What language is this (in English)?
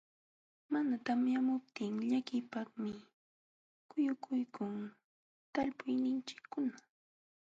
Jauja Wanca Quechua